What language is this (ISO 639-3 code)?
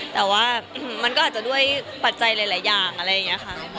tha